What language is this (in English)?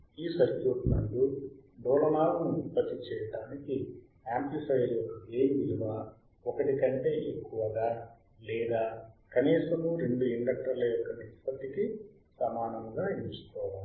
Telugu